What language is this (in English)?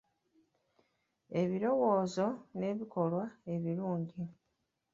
Ganda